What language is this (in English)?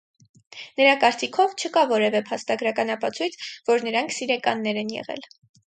Armenian